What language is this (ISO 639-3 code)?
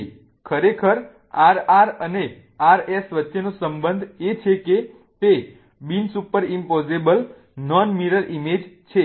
guj